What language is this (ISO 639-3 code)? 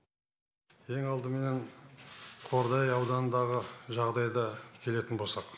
kaz